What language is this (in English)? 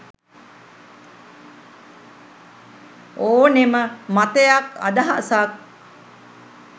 Sinhala